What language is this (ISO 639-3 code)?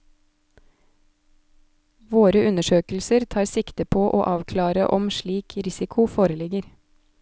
nor